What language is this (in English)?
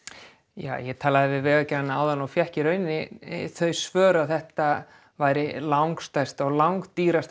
Icelandic